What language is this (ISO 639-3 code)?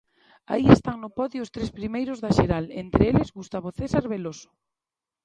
glg